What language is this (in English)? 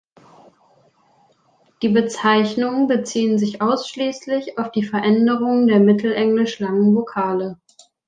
German